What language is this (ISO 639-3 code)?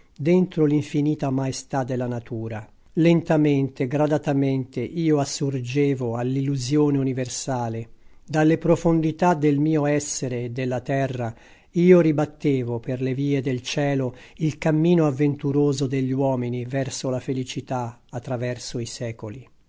ita